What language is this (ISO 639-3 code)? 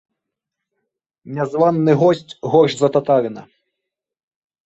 bel